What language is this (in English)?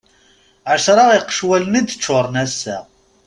Kabyle